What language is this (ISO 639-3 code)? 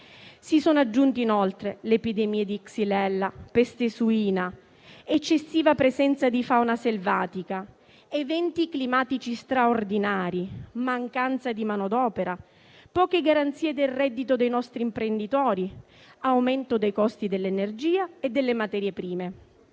ita